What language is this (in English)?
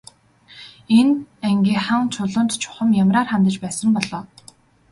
Mongolian